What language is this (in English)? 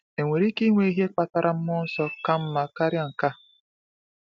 Igbo